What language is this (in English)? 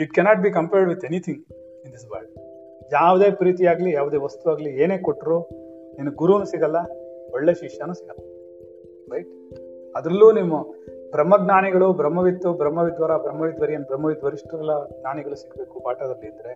Kannada